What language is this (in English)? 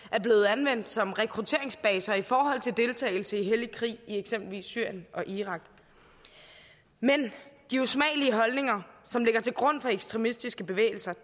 Danish